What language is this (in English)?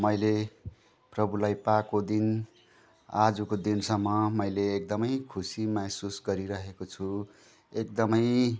Nepali